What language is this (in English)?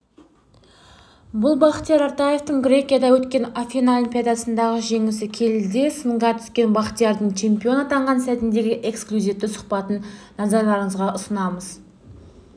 Kazakh